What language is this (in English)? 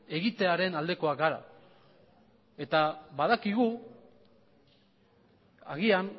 Basque